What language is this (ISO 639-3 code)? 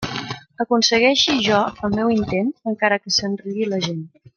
cat